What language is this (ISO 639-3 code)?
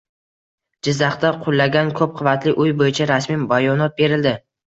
uzb